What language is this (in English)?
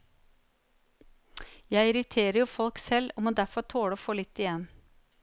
Norwegian